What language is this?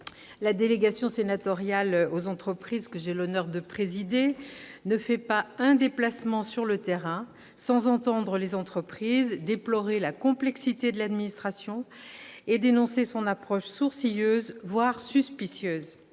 French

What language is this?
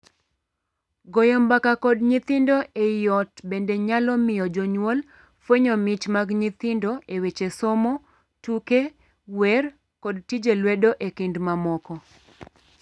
Luo (Kenya and Tanzania)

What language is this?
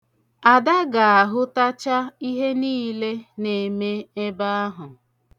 Igbo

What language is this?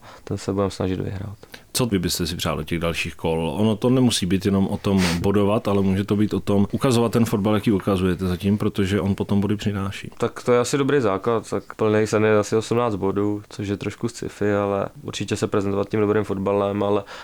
Czech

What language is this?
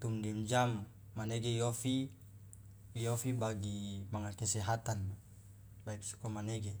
Loloda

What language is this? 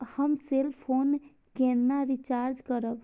Maithili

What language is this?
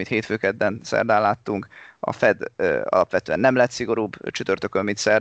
Hungarian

